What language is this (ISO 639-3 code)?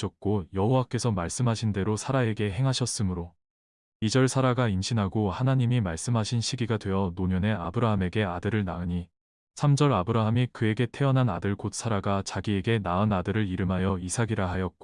kor